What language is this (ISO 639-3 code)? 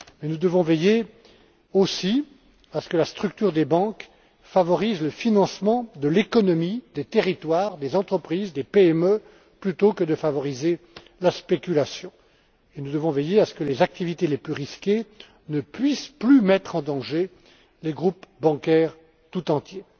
fra